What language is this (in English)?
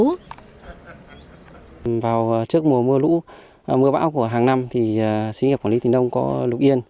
Vietnamese